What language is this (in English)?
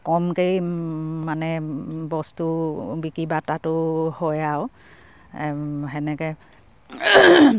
Assamese